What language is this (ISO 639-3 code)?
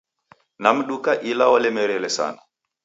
dav